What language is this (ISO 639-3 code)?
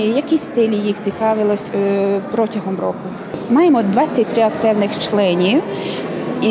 ukr